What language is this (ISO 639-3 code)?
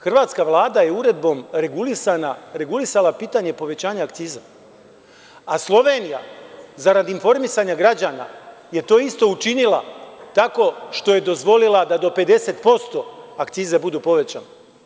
srp